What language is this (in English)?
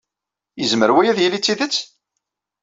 Kabyle